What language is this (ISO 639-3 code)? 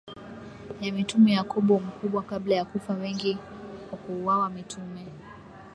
swa